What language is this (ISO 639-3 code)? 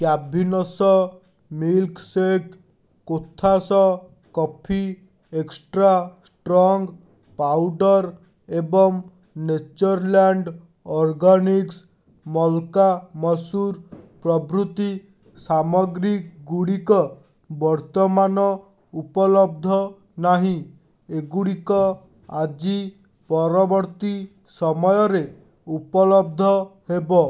ori